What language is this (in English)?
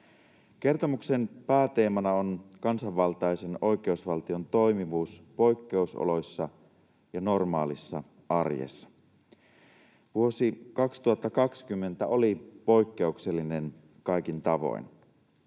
Finnish